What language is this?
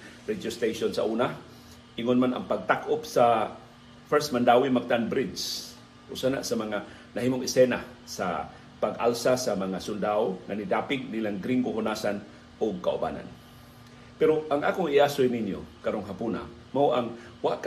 Filipino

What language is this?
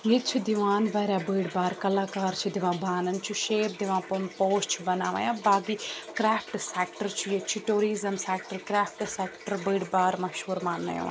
Kashmiri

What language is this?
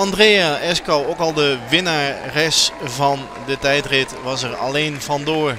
Dutch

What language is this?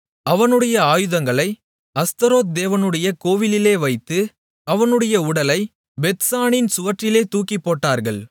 Tamil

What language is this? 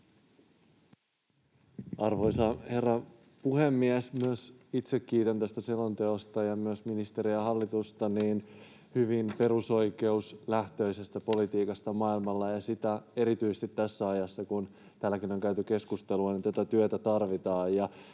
Finnish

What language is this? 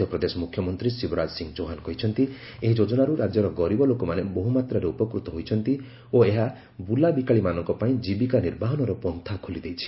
Odia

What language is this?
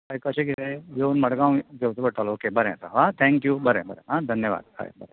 Konkani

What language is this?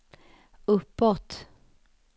Swedish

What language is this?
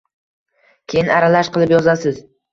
Uzbek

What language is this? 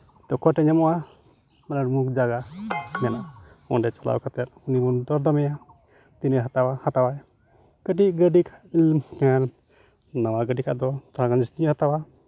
Santali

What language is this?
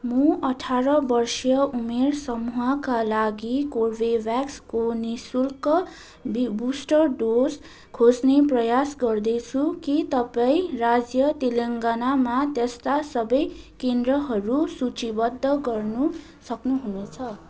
Nepali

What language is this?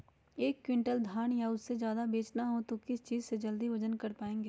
Magahi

